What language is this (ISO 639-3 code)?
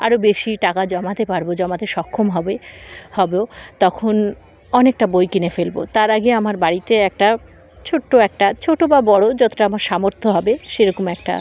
ben